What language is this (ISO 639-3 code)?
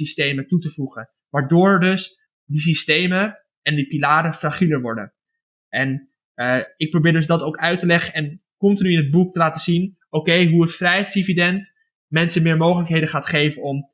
nld